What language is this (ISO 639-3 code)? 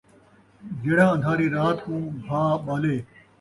skr